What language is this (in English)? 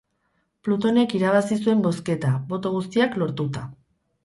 Basque